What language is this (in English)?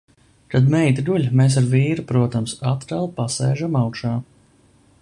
Latvian